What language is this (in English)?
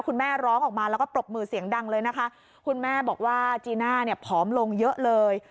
Thai